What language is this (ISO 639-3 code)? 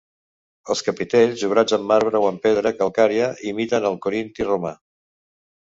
cat